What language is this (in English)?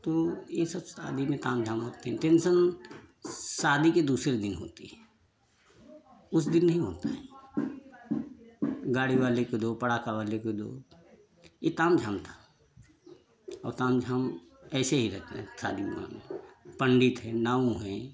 Hindi